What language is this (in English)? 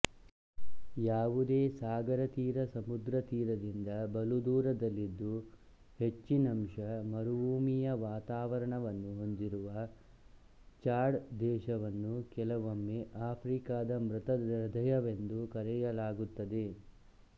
Kannada